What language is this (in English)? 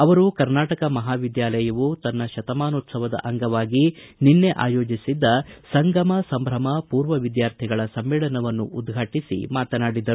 Kannada